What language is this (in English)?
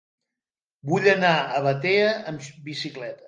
Catalan